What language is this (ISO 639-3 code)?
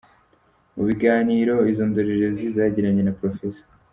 kin